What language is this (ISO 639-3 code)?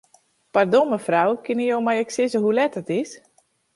fry